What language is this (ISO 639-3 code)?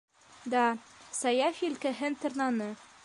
bak